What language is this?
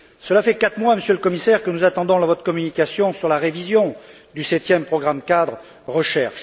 French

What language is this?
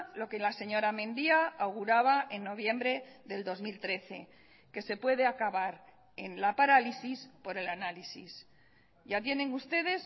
Spanish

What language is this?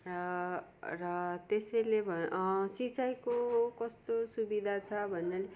Nepali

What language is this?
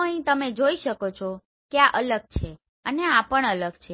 Gujarati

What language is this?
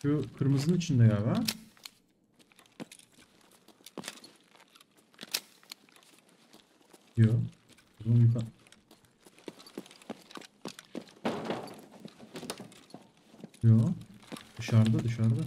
Turkish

